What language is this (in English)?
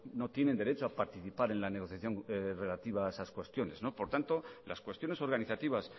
Spanish